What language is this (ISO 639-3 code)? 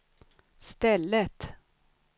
swe